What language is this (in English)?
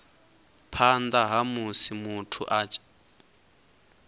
Venda